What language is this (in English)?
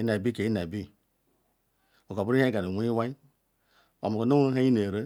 Ikwere